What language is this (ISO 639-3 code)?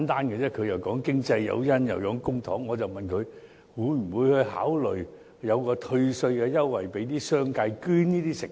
yue